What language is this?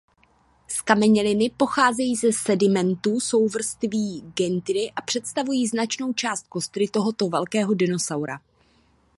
Czech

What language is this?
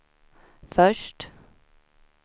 Swedish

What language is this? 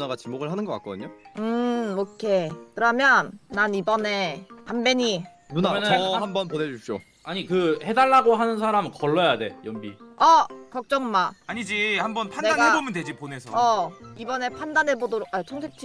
Korean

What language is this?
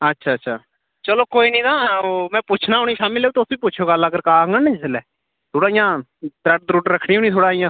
Dogri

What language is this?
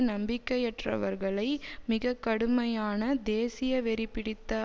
Tamil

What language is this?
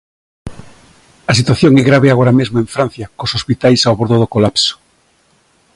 Galician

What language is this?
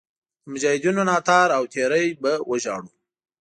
Pashto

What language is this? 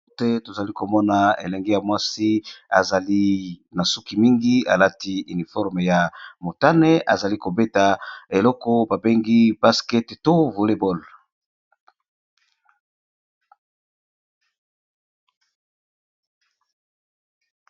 Lingala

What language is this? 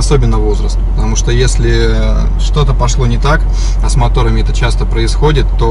Russian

